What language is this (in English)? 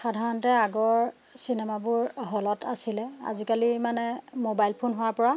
Assamese